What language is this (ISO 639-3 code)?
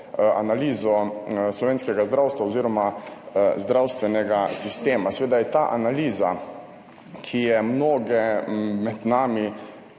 slv